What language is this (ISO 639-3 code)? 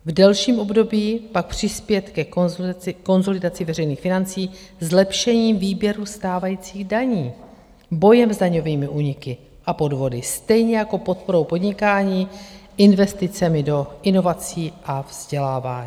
ces